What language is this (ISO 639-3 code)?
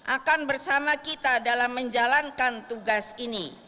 ind